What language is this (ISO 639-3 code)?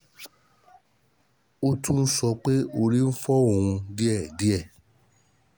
yor